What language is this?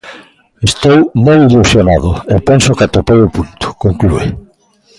Galician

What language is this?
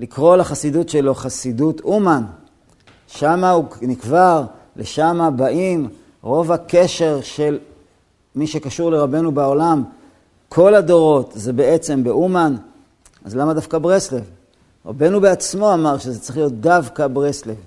Hebrew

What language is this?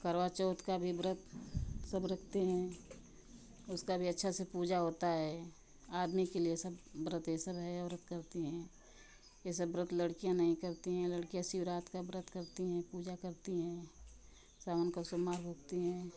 Hindi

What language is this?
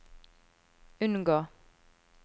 Norwegian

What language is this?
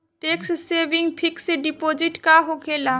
Bhojpuri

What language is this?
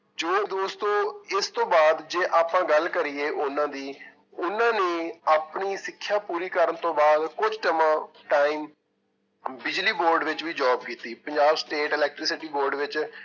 Punjabi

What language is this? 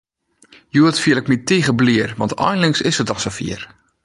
Western Frisian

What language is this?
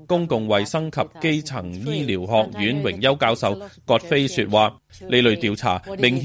Chinese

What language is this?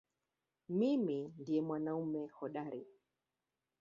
Swahili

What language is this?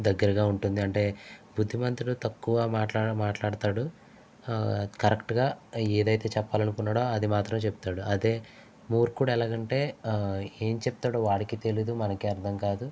Telugu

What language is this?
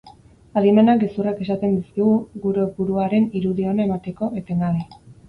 Basque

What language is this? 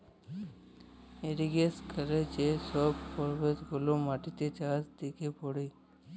Bangla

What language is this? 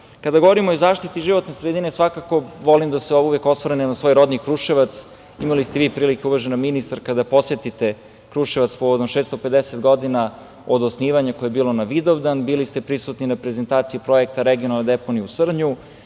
Serbian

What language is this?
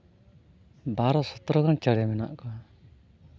Santali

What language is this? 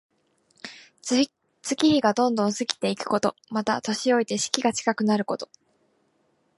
Japanese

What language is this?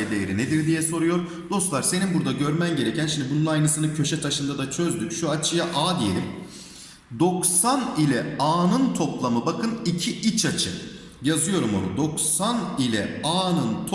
Turkish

